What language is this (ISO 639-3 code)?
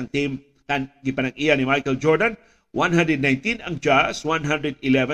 fil